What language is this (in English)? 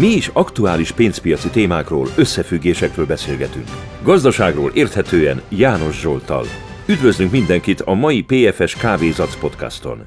Hungarian